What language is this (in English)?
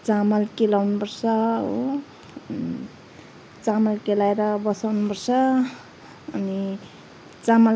Nepali